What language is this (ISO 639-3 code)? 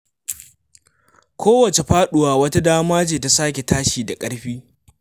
hau